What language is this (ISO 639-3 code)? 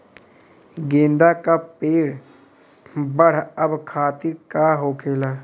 bho